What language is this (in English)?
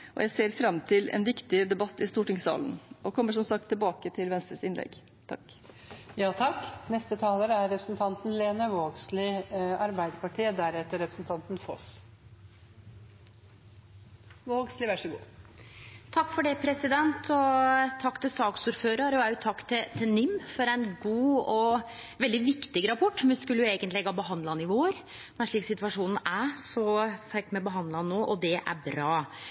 Norwegian